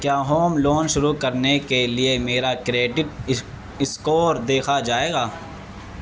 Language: Urdu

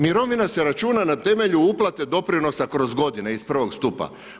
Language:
Croatian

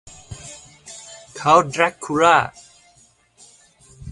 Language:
Thai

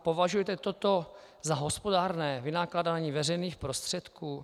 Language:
Czech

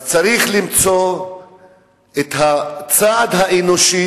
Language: Hebrew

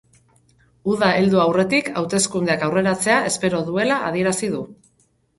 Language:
Basque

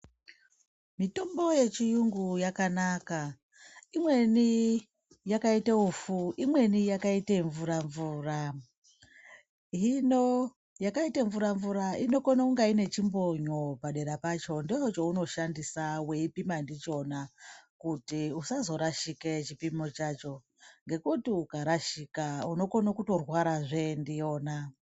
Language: Ndau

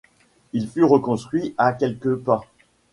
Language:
French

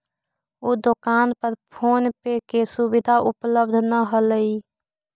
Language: Magahi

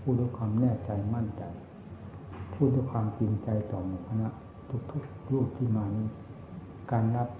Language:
Thai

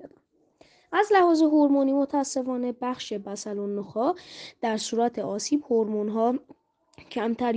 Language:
Persian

